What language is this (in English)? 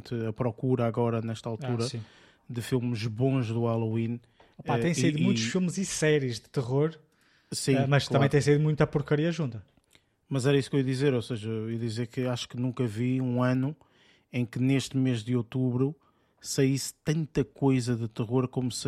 Portuguese